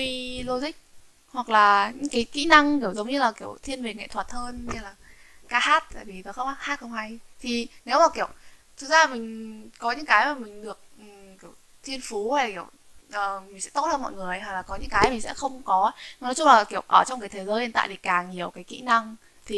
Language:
Vietnamese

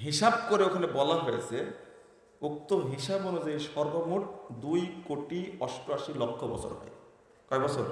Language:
Indonesian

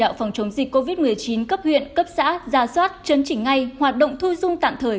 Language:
Vietnamese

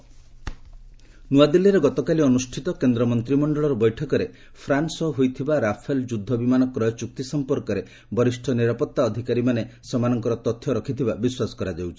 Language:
Odia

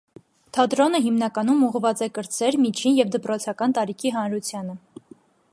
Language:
Armenian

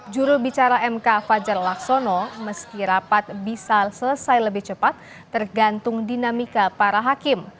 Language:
Indonesian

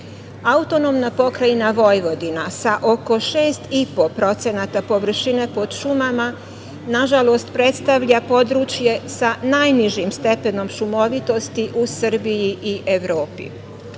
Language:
Serbian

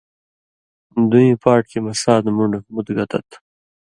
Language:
Indus Kohistani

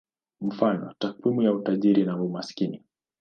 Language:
Swahili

